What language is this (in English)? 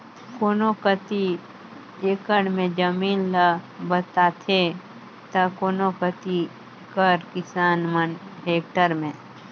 Chhattisgarhi